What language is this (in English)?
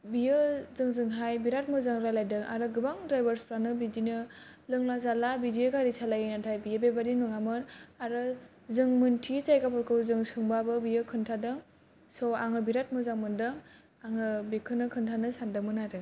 Bodo